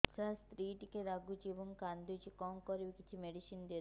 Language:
Odia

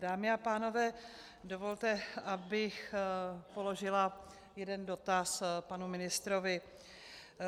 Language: Czech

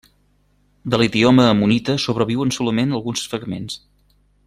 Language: Catalan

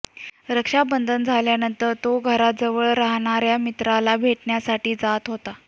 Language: Marathi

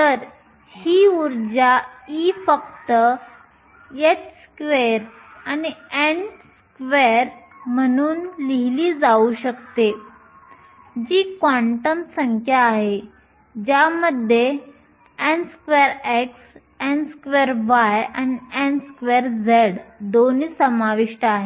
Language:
Marathi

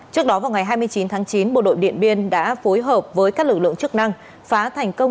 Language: Vietnamese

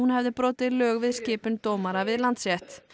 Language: Icelandic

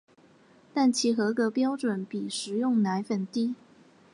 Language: Chinese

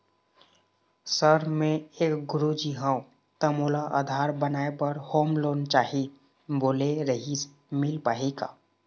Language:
Chhattisgarhi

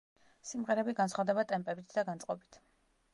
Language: Georgian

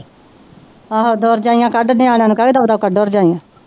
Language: Punjabi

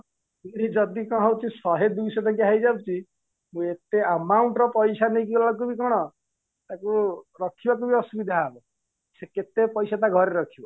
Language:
Odia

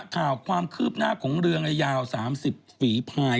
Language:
Thai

